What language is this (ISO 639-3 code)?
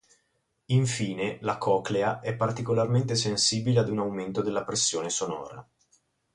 ita